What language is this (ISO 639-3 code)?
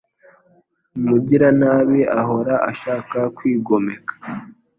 kin